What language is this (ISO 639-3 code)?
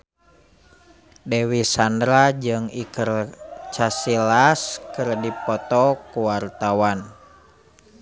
sun